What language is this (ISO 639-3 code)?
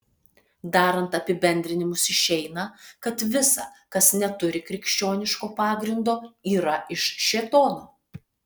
lit